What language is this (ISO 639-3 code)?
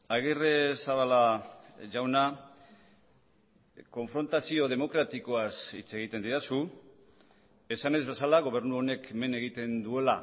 eus